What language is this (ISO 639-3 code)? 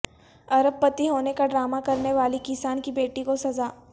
urd